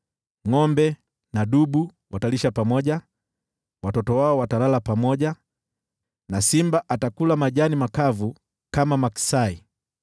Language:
Swahili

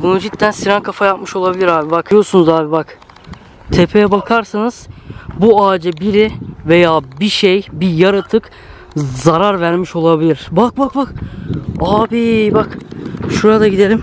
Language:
Turkish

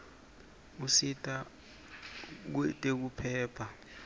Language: Swati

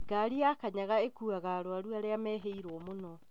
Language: Kikuyu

